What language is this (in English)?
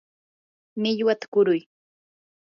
Yanahuanca Pasco Quechua